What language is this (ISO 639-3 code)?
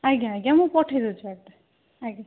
ori